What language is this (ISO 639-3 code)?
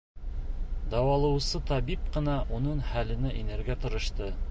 bak